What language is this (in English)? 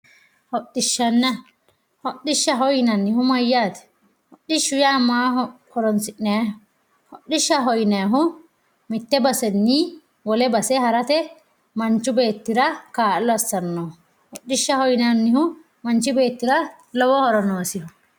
Sidamo